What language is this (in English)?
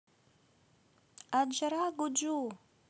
Russian